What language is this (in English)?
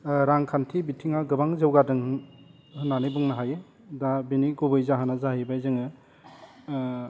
Bodo